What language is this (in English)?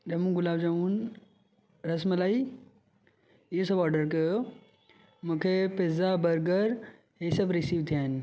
Sindhi